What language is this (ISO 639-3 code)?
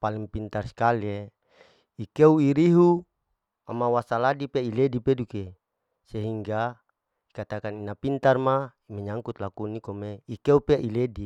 alo